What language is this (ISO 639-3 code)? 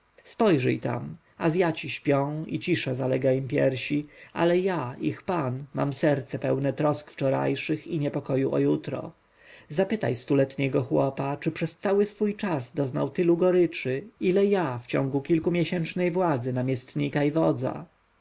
pol